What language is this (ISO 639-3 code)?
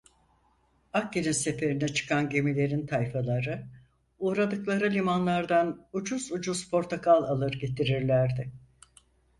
tur